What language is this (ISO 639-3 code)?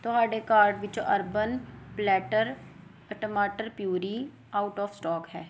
pan